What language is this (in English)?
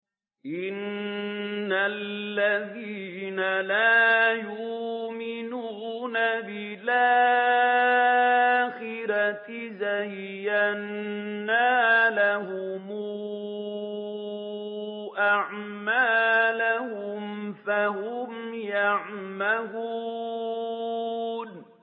Arabic